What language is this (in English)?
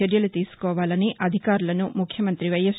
Telugu